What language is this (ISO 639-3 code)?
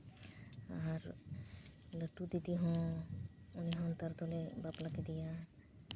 sat